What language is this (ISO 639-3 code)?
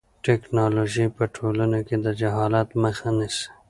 pus